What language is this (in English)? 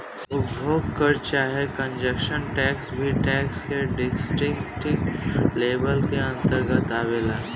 Bhojpuri